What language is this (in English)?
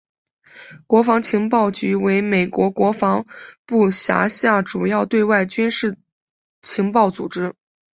Chinese